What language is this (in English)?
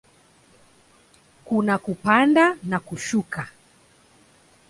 Swahili